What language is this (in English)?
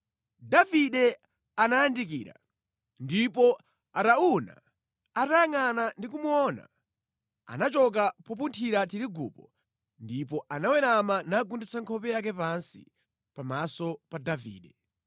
Nyanja